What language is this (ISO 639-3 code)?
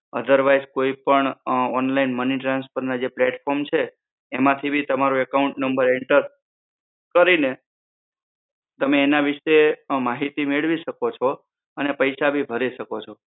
guj